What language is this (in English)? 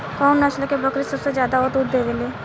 Bhojpuri